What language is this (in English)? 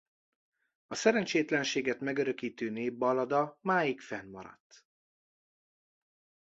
Hungarian